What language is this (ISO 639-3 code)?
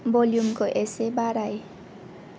brx